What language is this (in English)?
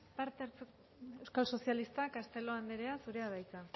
Basque